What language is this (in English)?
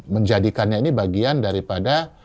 Indonesian